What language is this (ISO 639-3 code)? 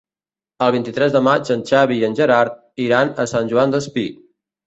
cat